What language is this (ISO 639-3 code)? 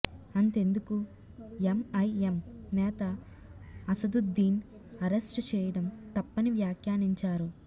tel